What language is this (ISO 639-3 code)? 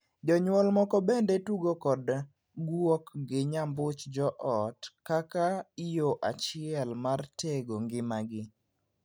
luo